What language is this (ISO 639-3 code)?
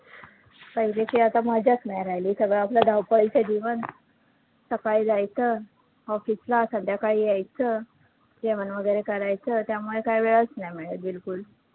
mar